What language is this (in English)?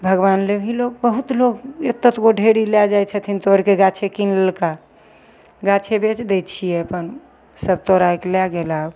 Maithili